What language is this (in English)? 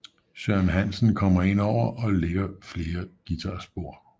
Danish